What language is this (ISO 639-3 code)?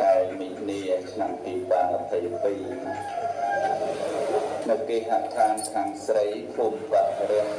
vie